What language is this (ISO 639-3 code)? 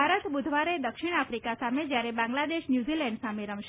guj